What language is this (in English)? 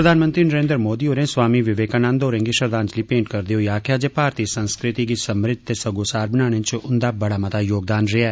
Dogri